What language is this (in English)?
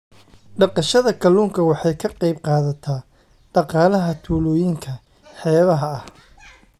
Somali